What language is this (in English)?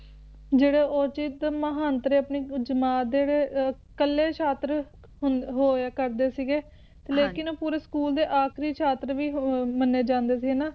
Punjabi